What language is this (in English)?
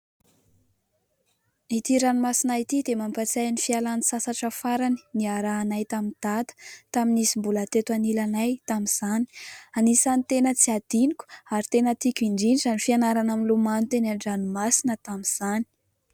Malagasy